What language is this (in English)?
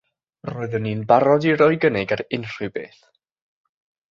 Welsh